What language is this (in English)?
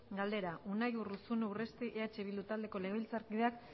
Basque